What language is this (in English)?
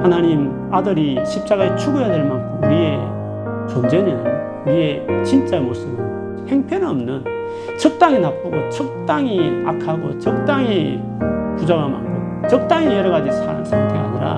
Korean